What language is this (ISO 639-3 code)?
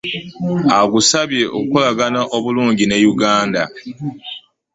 lug